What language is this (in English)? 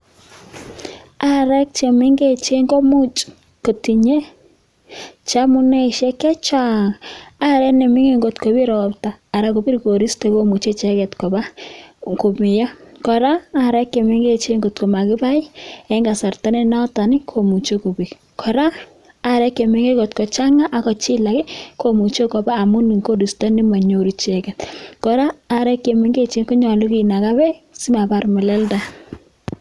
Kalenjin